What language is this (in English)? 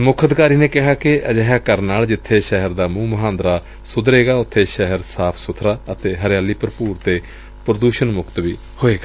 Punjabi